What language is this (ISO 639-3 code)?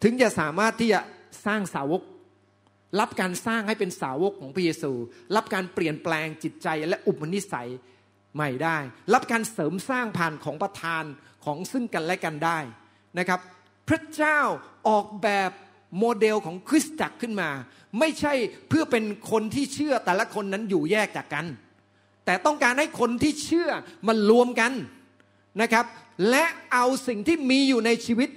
tha